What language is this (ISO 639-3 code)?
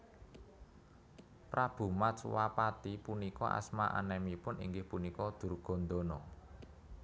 jav